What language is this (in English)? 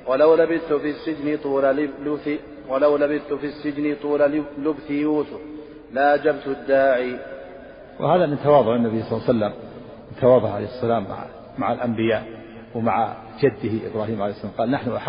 Arabic